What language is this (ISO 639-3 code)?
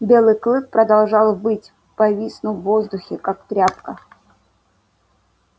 rus